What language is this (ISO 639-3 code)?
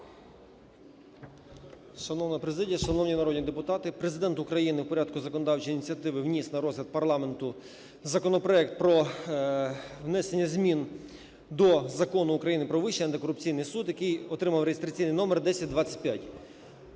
ukr